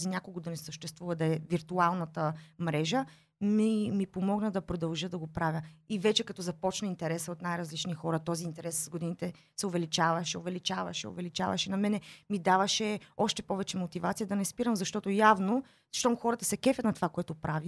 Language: Bulgarian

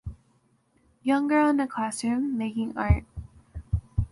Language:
English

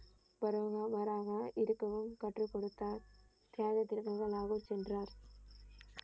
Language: Tamil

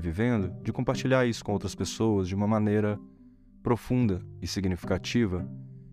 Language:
Portuguese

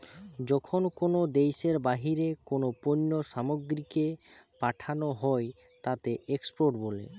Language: Bangla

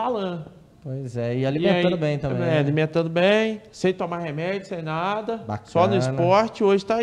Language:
Portuguese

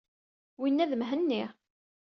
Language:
Kabyle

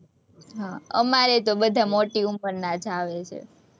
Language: Gujarati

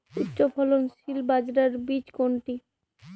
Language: Bangla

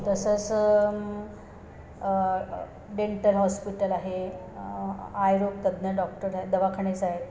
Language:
Marathi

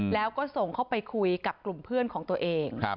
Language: Thai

